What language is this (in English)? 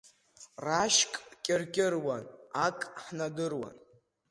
Abkhazian